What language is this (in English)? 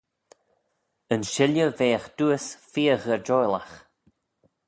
Manx